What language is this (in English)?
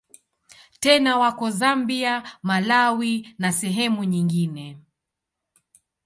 Swahili